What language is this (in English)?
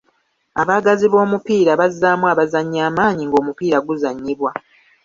Ganda